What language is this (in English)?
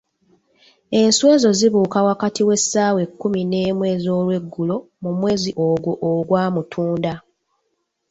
Ganda